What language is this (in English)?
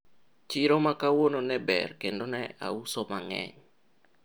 Luo (Kenya and Tanzania)